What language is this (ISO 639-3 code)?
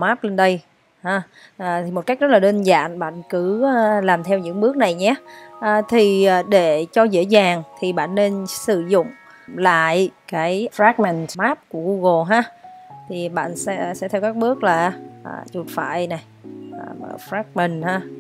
vie